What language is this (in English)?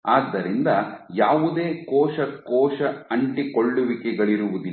Kannada